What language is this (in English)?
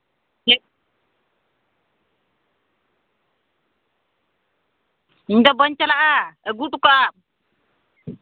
Santali